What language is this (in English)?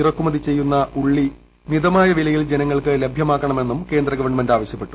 Malayalam